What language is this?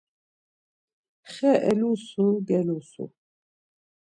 Laz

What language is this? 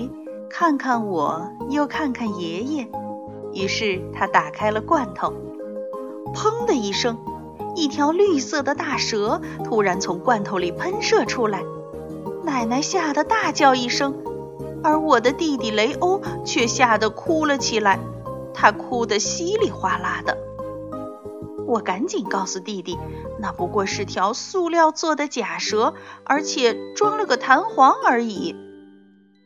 Chinese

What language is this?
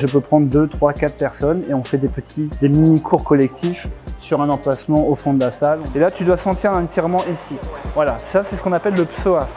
French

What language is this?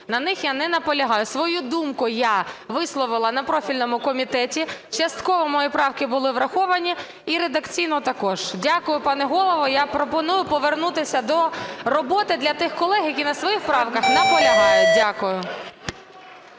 Ukrainian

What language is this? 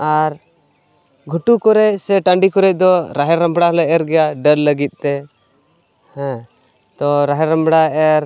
Santali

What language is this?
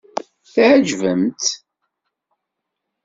Kabyle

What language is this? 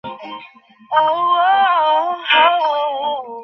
Bangla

